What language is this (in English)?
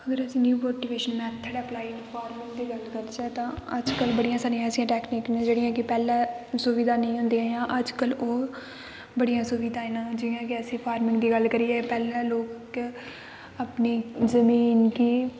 Dogri